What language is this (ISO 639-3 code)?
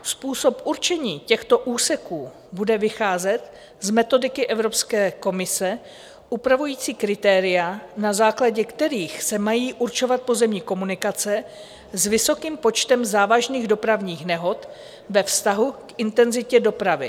ces